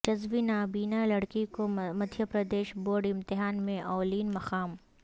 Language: Urdu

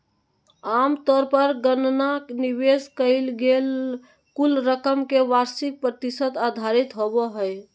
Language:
Magahi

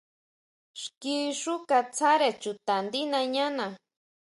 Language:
Huautla Mazatec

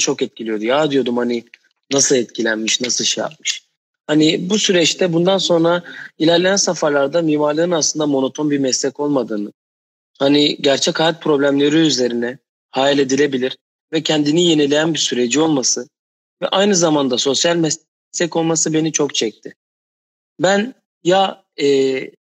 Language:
Turkish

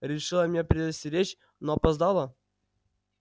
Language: Russian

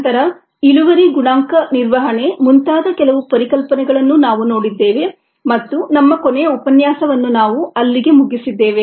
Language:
Kannada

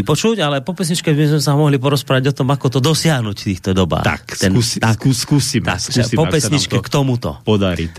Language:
Slovak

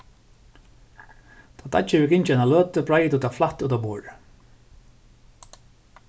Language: Faroese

